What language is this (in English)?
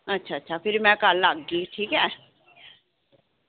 Dogri